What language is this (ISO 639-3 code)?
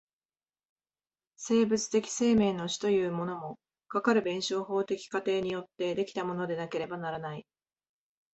jpn